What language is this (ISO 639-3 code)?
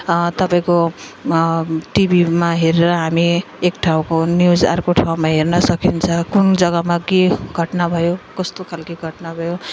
nep